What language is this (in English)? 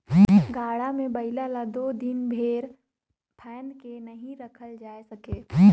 Chhattisgarhi